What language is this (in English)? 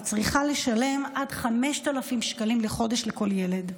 Hebrew